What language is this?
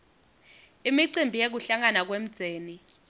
Swati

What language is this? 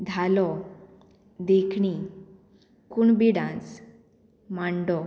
Konkani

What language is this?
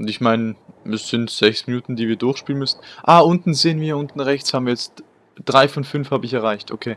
German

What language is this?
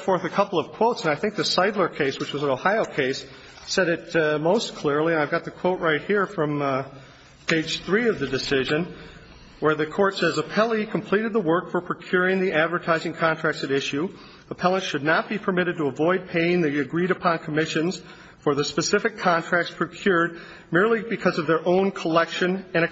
English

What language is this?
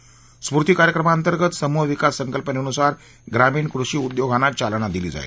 Marathi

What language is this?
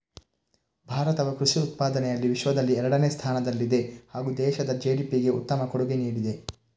Kannada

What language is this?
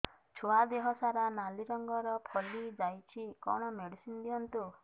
Odia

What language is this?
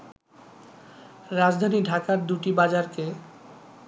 Bangla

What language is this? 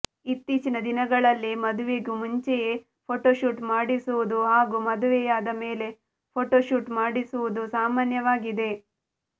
Kannada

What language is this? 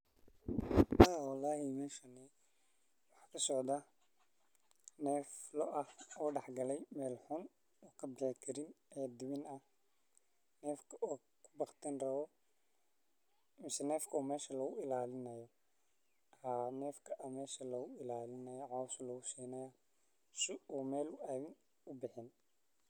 Somali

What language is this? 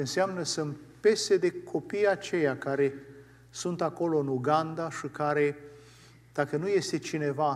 Romanian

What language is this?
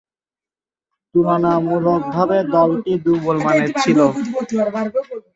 Bangla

